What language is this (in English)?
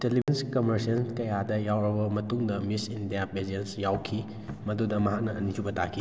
Manipuri